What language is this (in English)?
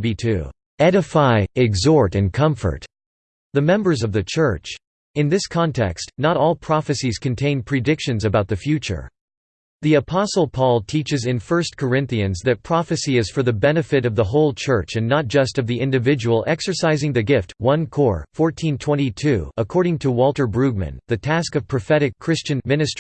English